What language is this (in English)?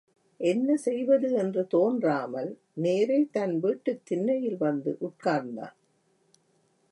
Tamil